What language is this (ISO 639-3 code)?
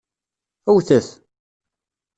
kab